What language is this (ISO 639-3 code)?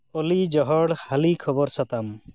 sat